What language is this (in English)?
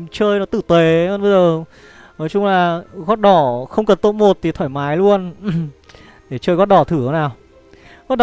Vietnamese